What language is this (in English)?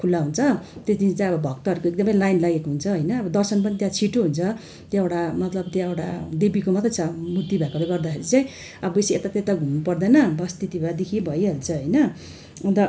Nepali